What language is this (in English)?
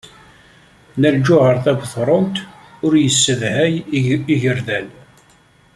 Kabyle